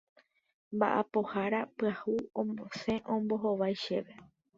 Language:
Guarani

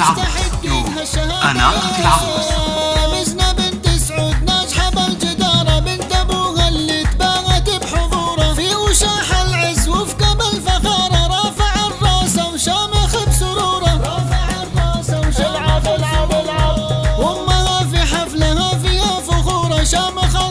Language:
Arabic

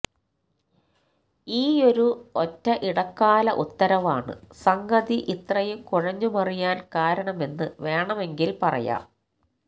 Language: Malayalam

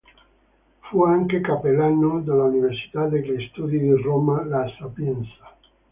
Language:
Italian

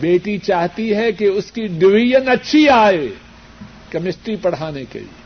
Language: Urdu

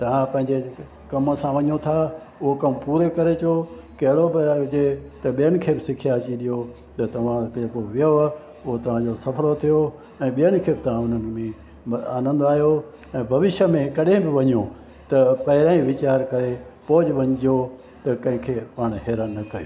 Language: Sindhi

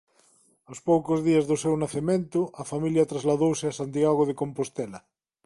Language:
Galician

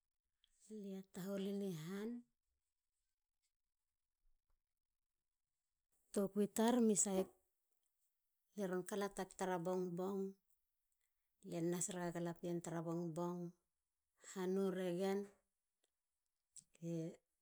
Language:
Halia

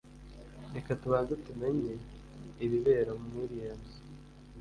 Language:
Kinyarwanda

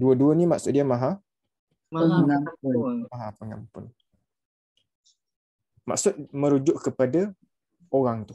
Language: Malay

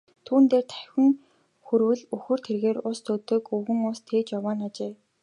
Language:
Mongolian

